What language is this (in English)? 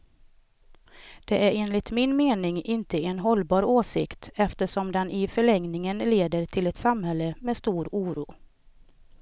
Swedish